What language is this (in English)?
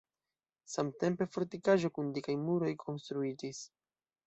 Esperanto